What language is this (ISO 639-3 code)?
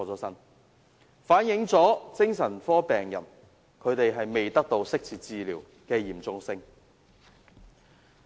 yue